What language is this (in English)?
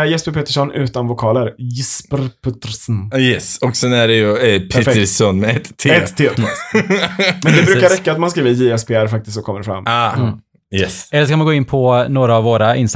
Swedish